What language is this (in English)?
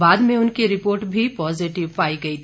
Hindi